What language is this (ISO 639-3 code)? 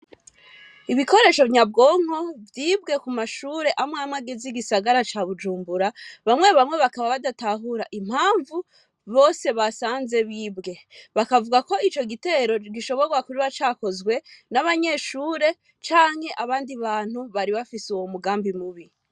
run